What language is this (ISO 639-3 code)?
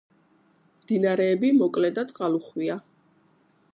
kat